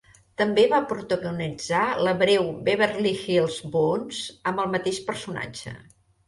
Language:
Catalan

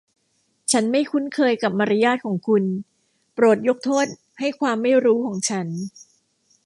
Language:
Thai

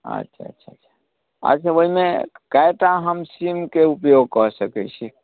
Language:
Maithili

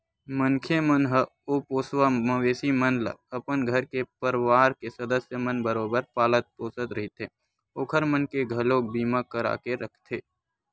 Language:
Chhattisgarhi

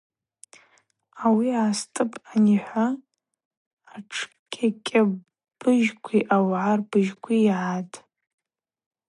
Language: Abaza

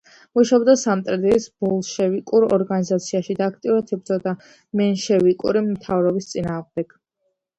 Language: Georgian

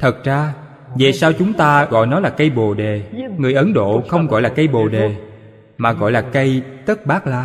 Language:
Vietnamese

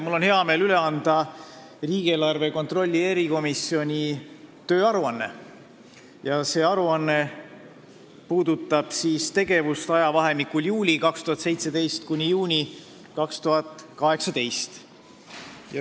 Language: Estonian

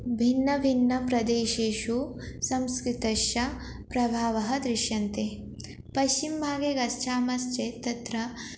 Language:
Sanskrit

